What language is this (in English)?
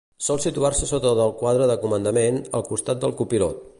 Catalan